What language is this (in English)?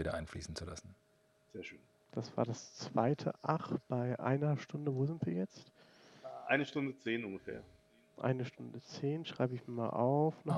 German